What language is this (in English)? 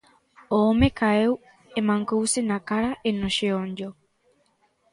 Galician